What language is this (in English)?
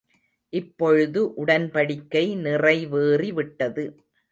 Tamil